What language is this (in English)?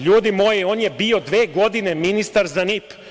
Serbian